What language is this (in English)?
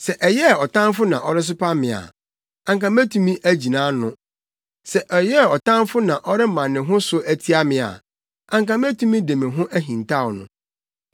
Akan